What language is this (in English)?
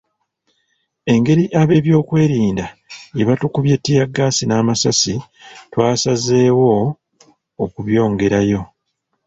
Ganda